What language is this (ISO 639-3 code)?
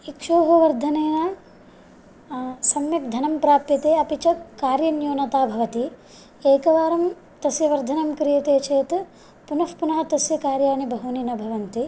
san